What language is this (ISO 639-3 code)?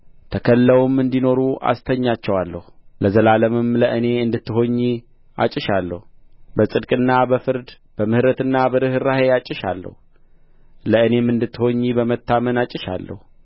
amh